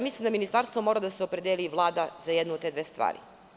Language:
Serbian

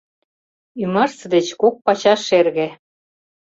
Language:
Mari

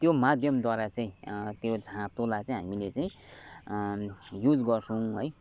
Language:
Nepali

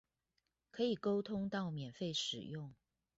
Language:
Chinese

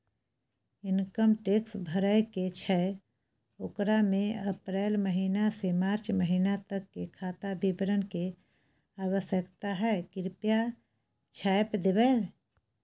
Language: Maithili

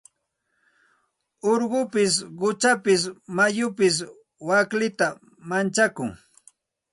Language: Santa Ana de Tusi Pasco Quechua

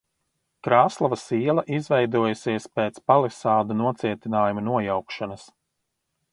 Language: Latvian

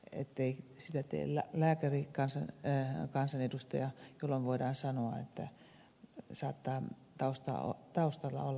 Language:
Finnish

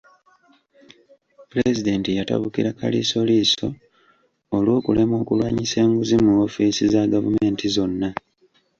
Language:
Ganda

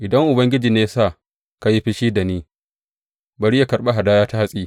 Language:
Hausa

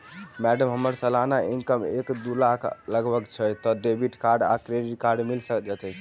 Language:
Maithili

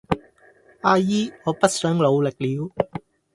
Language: Cantonese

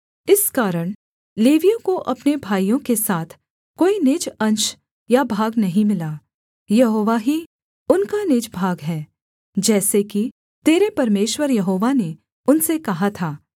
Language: Hindi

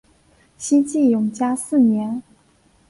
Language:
Chinese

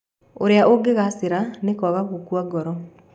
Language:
Kikuyu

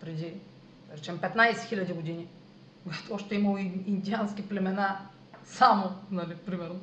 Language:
Bulgarian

